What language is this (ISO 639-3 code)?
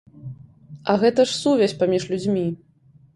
bel